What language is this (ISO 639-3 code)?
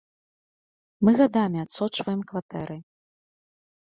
bel